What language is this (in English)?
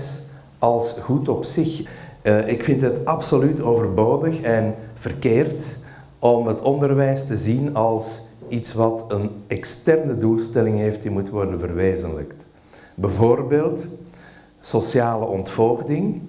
Dutch